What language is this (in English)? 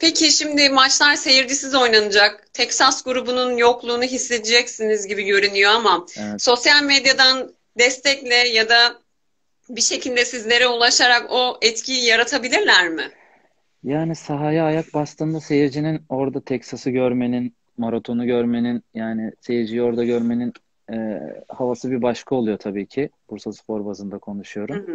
Turkish